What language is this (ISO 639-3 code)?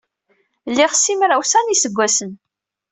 kab